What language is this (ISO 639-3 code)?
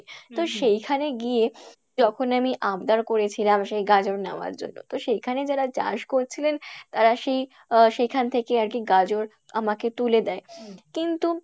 ben